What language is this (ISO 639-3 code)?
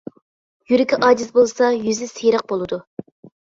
uig